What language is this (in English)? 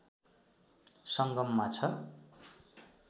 Nepali